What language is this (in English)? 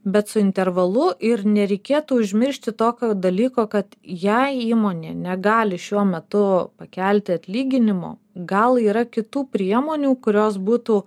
Lithuanian